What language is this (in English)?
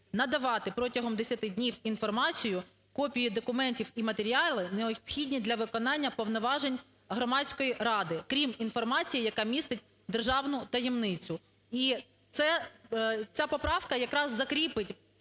Ukrainian